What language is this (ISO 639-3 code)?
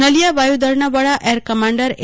guj